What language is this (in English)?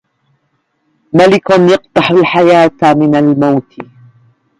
Arabic